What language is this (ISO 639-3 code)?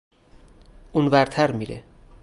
fas